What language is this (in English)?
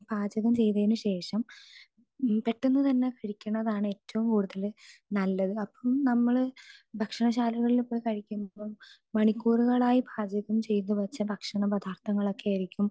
Malayalam